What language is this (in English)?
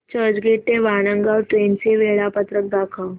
Marathi